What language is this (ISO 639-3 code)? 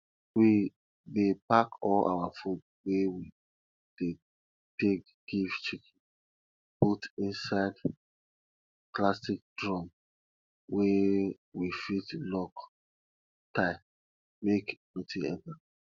pcm